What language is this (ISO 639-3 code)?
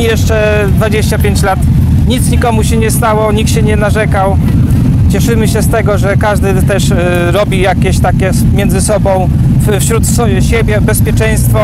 pol